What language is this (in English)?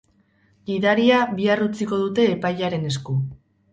Basque